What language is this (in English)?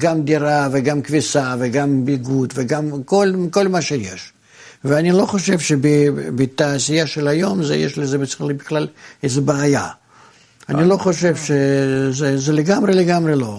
Hebrew